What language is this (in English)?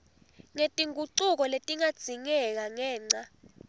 Swati